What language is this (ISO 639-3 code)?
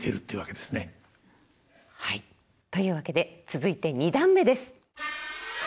jpn